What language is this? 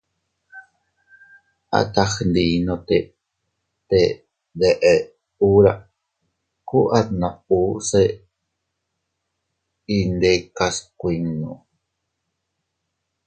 Teutila Cuicatec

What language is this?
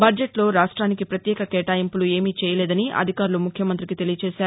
Telugu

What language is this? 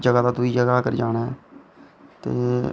Dogri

